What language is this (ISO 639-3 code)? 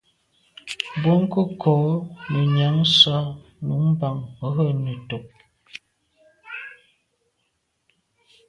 byv